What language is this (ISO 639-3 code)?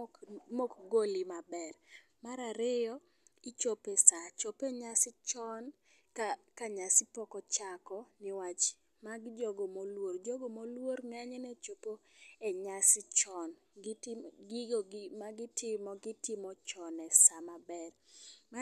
luo